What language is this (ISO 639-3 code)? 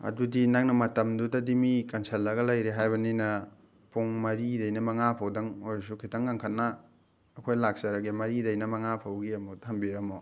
mni